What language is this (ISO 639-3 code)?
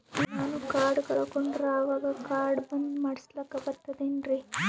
kan